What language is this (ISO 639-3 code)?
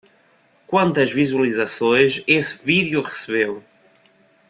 por